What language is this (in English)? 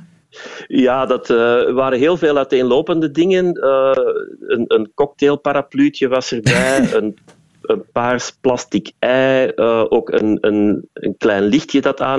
Dutch